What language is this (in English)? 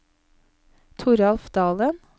Norwegian